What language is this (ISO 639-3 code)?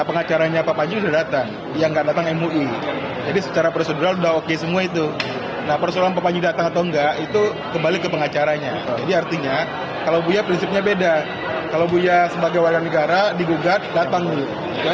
ind